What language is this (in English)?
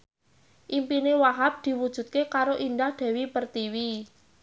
Javanese